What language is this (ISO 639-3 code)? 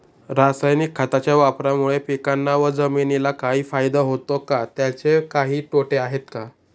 mar